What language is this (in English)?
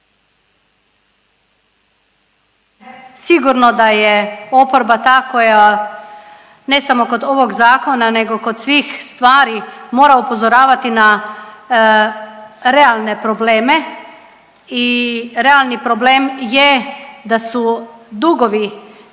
Croatian